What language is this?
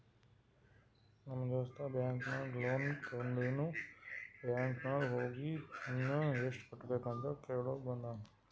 Kannada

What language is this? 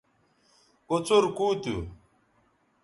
Bateri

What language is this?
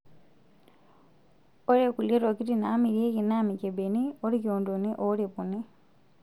Masai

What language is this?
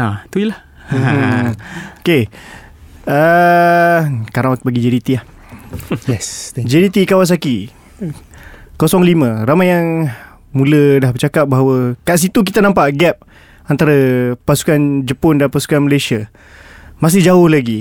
Malay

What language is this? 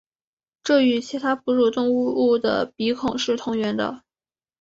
Chinese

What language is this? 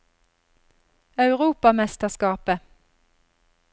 Norwegian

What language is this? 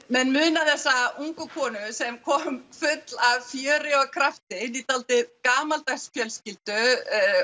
Icelandic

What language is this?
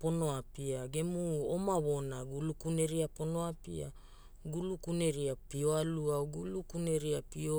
Hula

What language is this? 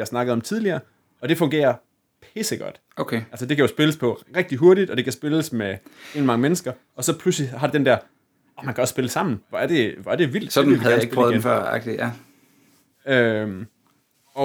Danish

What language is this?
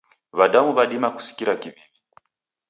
Taita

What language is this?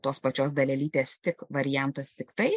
Lithuanian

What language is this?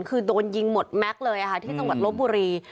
Thai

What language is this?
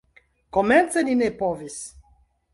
Esperanto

